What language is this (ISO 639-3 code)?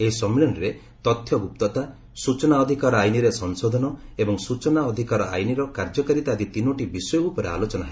ori